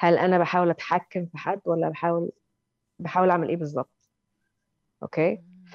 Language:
Arabic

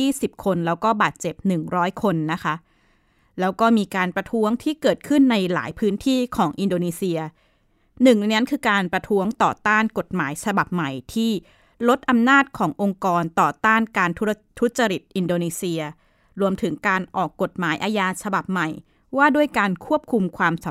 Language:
Thai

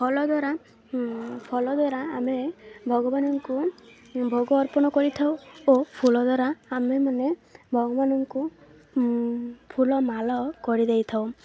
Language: Odia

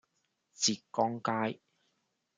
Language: Cantonese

